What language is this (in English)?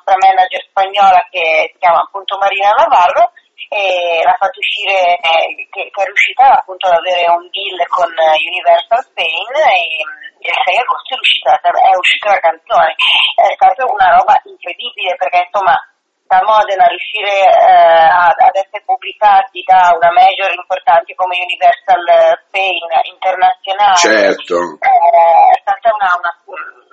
Italian